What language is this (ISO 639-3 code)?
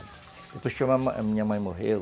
por